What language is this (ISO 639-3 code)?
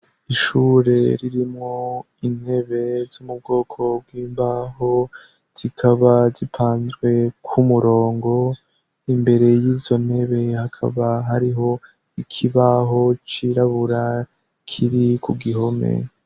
run